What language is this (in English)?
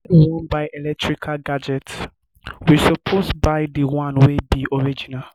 Nigerian Pidgin